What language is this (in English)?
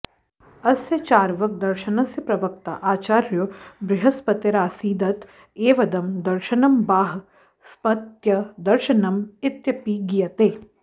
Sanskrit